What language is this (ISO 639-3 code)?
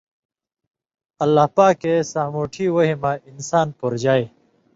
mvy